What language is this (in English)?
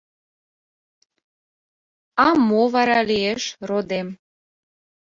Mari